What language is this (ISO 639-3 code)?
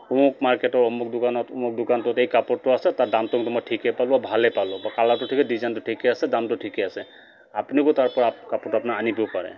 asm